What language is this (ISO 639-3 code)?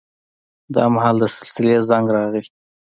pus